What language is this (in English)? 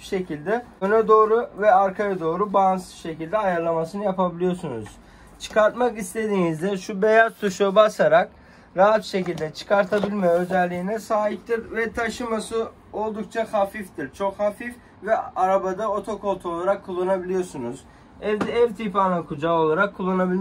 Turkish